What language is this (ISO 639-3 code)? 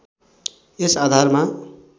nep